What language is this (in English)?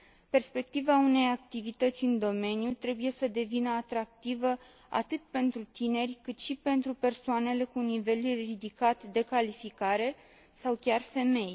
Romanian